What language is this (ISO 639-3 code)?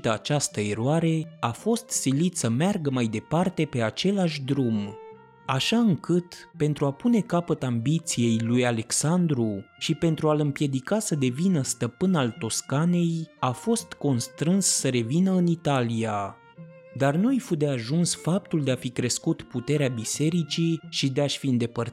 ron